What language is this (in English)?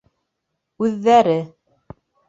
Bashkir